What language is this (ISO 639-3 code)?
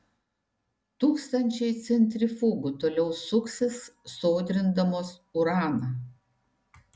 lit